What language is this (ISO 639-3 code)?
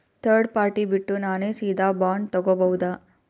kan